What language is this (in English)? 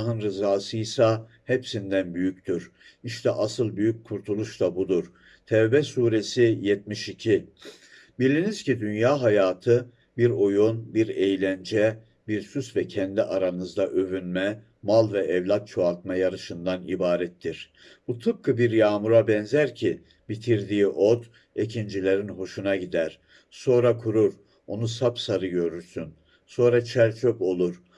Turkish